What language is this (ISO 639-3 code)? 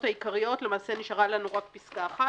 heb